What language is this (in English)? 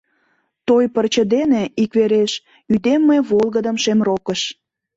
Mari